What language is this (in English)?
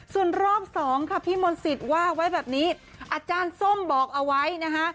Thai